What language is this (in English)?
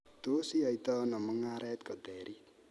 Kalenjin